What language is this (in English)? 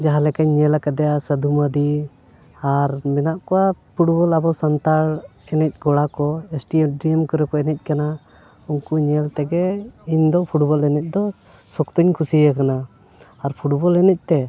Santali